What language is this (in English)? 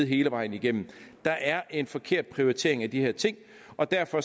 Danish